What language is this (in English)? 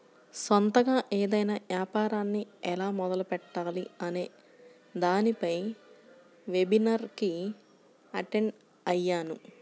Telugu